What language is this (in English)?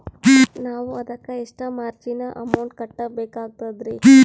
Kannada